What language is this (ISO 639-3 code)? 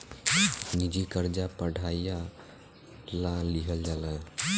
bho